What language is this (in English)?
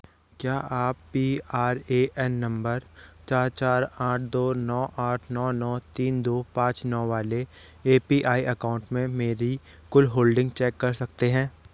Hindi